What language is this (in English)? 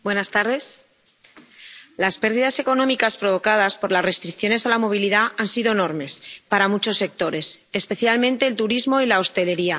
Spanish